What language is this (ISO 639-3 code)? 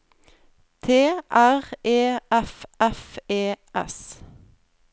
nor